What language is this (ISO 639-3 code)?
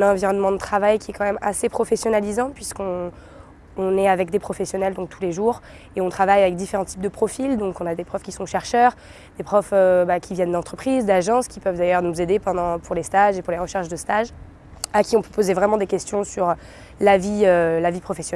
fra